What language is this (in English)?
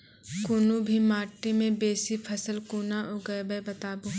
Maithili